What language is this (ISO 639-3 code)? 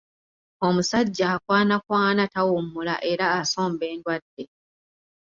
lug